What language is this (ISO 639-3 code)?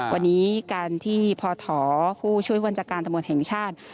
tha